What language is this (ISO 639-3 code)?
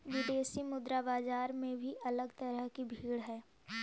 mag